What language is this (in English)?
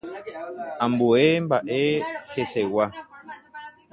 Guarani